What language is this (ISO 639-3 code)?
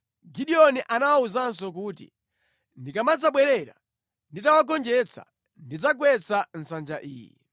nya